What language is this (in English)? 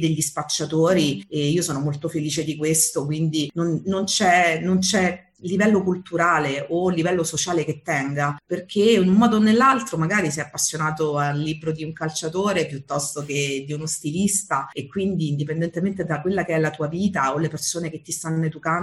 Italian